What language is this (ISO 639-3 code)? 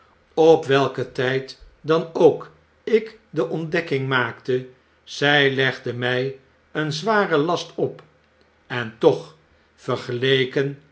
nld